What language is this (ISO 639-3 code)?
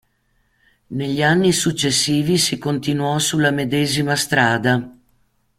ita